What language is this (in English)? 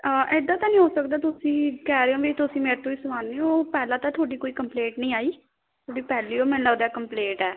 Punjabi